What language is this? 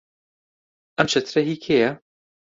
Central Kurdish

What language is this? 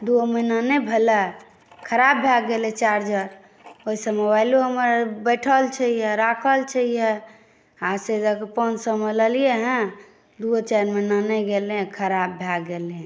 Maithili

